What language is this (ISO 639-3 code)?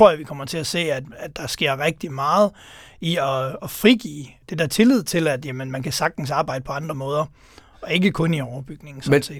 dan